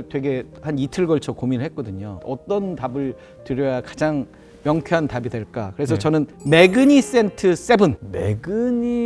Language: Korean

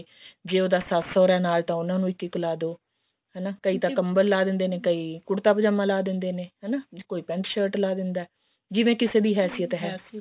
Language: Punjabi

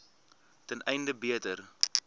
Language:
Afrikaans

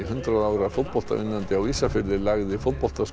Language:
Icelandic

